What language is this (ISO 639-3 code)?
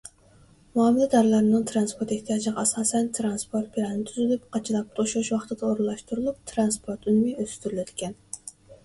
uig